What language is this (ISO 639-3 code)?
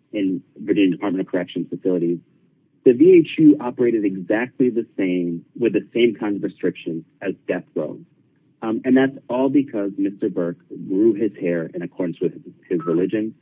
eng